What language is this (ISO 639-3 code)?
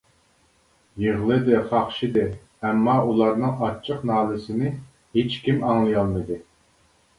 uig